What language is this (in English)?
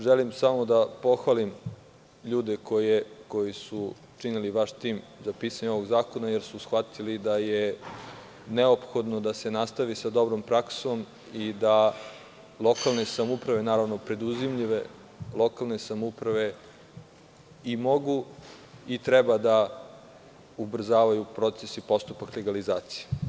Serbian